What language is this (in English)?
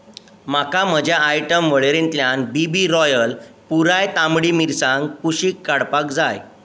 Konkani